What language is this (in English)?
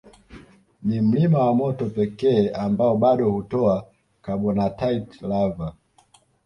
Swahili